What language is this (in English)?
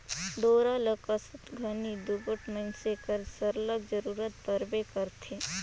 Chhattisgarhi